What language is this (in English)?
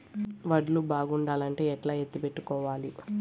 Telugu